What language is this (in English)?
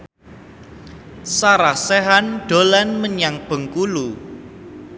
Javanese